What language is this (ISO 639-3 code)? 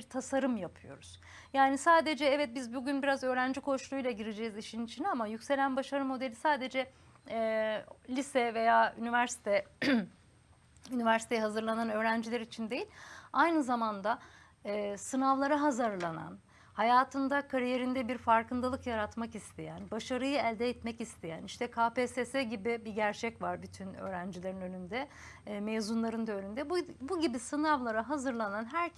tur